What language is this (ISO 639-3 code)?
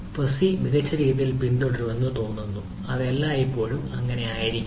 mal